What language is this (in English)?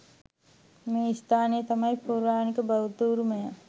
Sinhala